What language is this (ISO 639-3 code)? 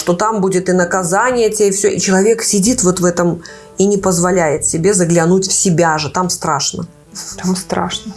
rus